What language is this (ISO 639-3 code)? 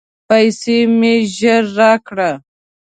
pus